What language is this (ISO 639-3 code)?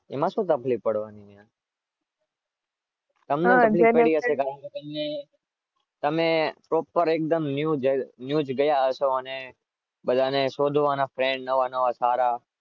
guj